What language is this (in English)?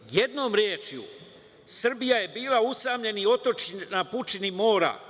Serbian